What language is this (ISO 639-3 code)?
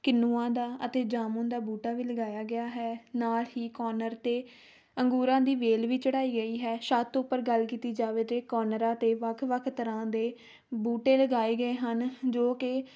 pan